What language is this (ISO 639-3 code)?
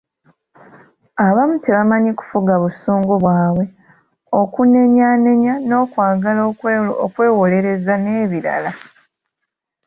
lug